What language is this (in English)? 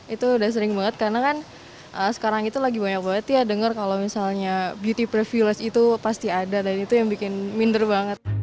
Indonesian